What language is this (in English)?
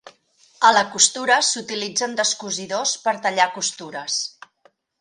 Catalan